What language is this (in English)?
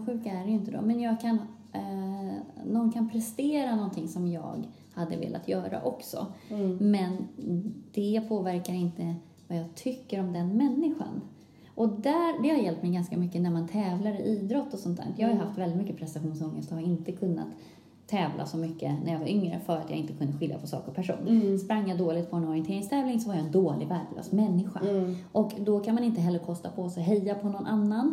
Swedish